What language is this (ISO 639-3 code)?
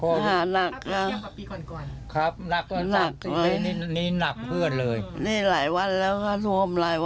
tha